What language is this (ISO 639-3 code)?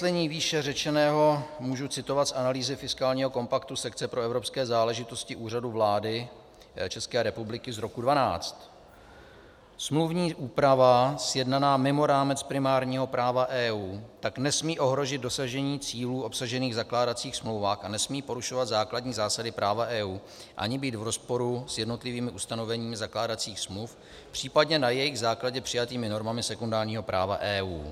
ces